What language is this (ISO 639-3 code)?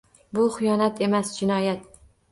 uzb